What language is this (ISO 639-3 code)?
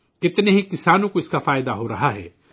urd